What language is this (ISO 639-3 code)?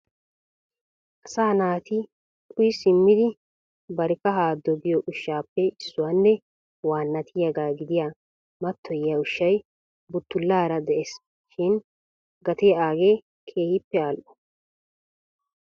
wal